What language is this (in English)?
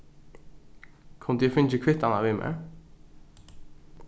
Faroese